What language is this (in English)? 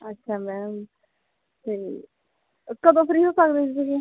Punjabi